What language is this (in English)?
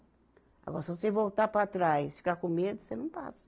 Portuguese